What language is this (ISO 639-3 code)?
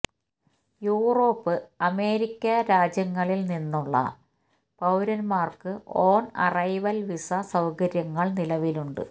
mal